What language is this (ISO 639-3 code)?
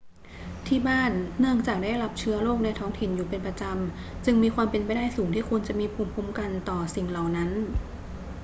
tha